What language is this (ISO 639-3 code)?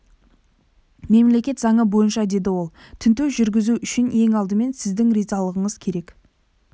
kaz